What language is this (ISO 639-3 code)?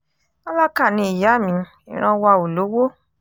yor